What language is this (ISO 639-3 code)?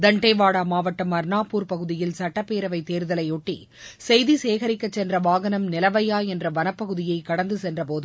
tam